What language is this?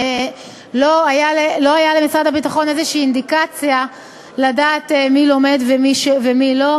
Hebrew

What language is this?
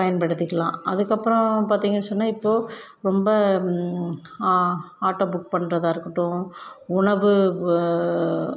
Tamil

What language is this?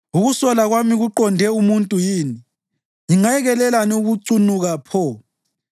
North Ndebele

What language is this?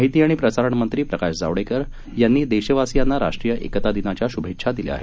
Marathi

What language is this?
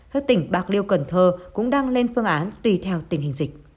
Vietnamese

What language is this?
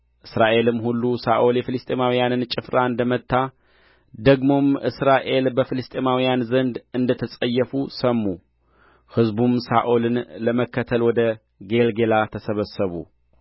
Amharic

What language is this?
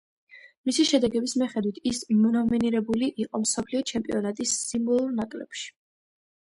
Georgian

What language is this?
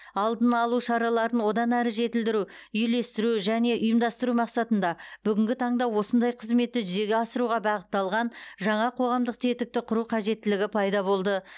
Kazakh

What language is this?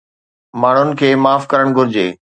Sindhi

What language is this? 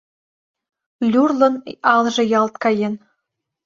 Mari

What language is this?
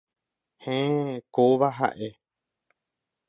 Guarani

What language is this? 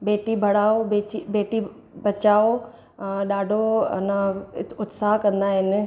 Sindhi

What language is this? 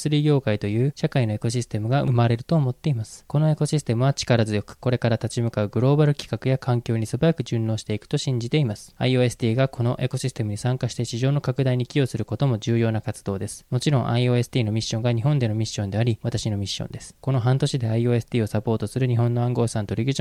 Japanese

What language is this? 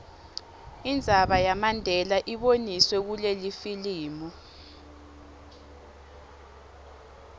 Swati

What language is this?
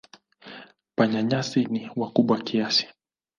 Swahili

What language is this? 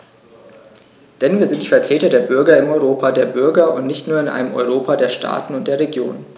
German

